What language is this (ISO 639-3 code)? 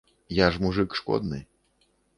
bel